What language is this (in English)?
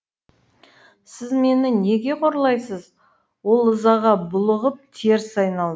Kazakh